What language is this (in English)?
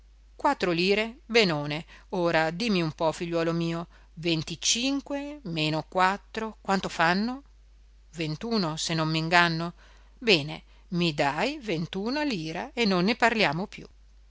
Italian